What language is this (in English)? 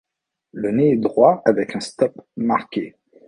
French